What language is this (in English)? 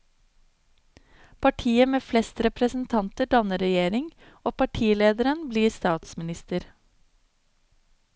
Norwegian